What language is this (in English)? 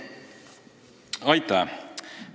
Estonian